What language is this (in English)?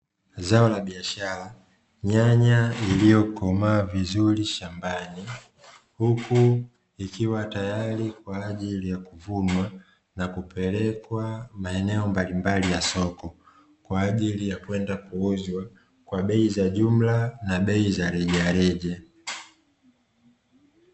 Swahili